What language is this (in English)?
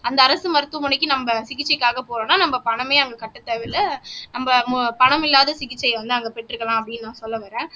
Tamil